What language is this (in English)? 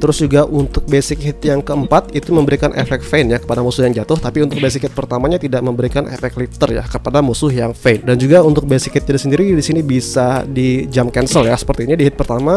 Indonesian